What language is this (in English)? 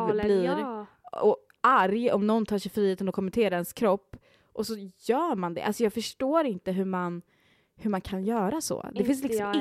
Swedish